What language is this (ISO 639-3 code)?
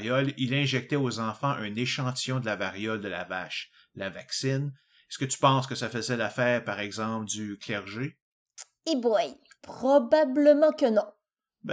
fra